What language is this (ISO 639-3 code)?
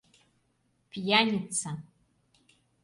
chm